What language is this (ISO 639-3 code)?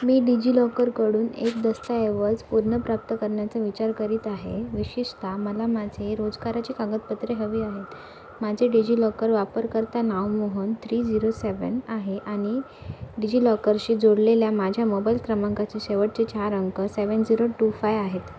mar